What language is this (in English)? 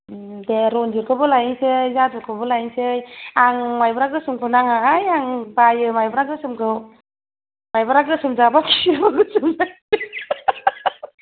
Bodo